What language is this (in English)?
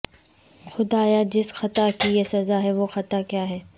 Urdu